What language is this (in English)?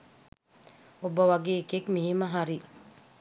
Sinhala